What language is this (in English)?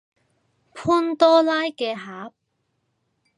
Cantonese